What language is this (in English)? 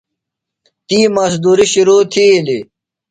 Phalura